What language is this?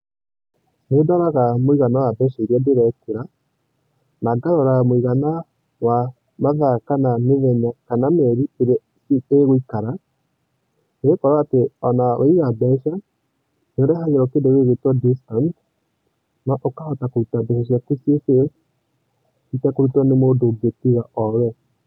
Kikuyu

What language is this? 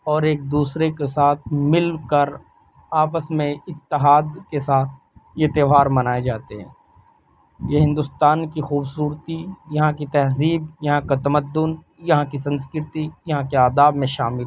Urdu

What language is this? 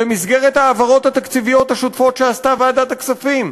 Hebrew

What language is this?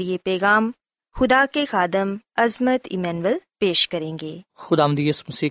Urdu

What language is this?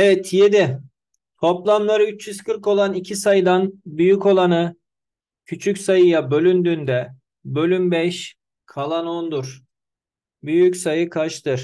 Turkish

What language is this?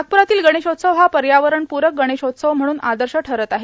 Marathi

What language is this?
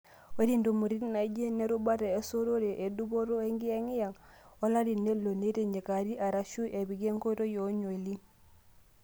Masai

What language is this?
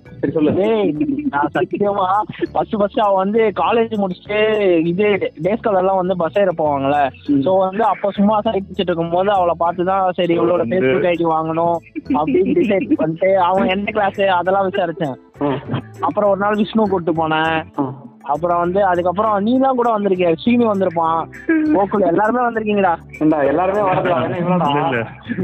Tamil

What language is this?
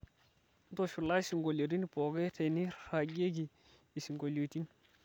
Masai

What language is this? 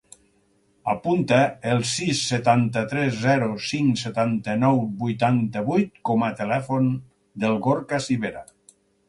Catalan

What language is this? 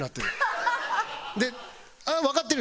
Japanese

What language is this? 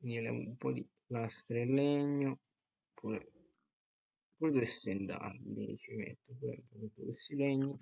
Italian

